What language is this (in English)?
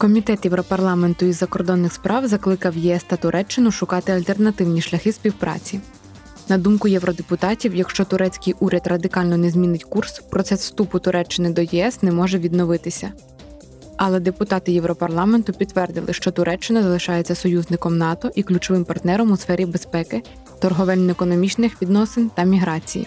Ukrainian